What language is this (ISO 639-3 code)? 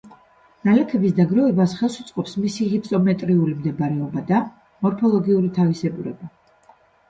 kat